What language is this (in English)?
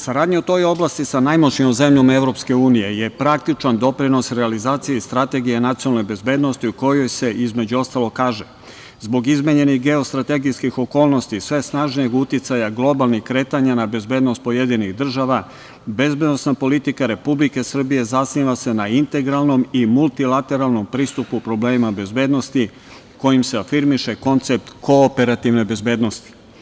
Serbian